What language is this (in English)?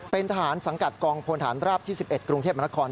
Thai